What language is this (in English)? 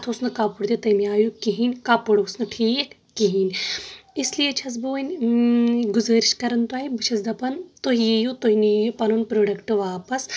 Kashmiri